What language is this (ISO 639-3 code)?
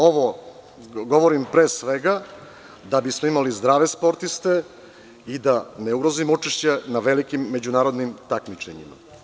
srp